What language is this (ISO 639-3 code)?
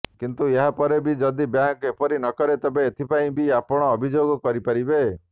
ori